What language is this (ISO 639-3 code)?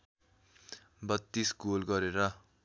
nep